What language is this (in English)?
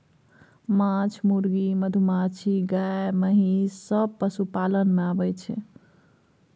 Maithili